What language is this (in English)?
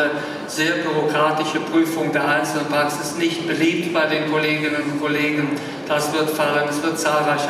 German